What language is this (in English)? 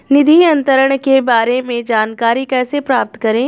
Hindi